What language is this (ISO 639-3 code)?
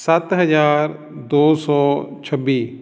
pan